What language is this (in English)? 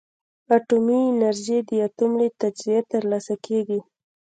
Pashto